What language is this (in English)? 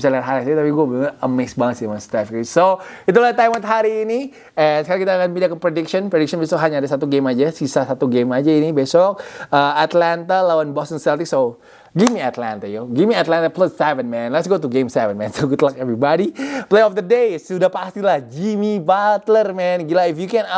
Indonesian